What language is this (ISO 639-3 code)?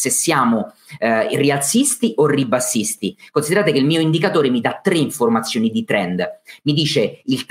ita